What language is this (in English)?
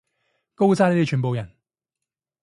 Cantonese